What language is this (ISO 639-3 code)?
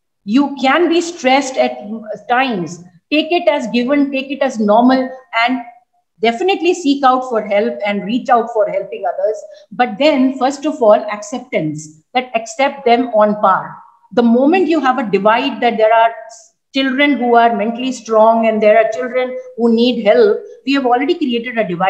eng